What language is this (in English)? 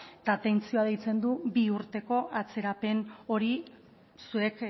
Basque